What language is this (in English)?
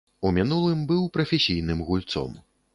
Belarusian